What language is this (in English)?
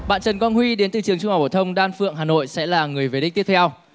Vietnamese